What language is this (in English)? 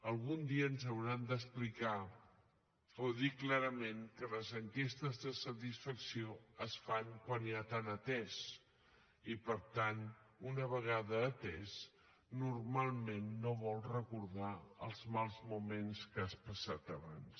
Catalan